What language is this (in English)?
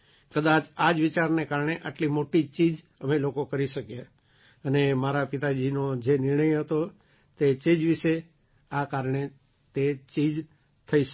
Gujarati